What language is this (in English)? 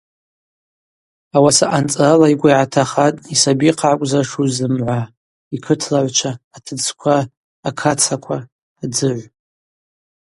Abaza